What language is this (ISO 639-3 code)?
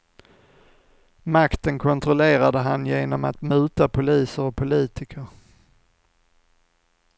swe